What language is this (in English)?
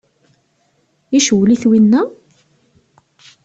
Kabyle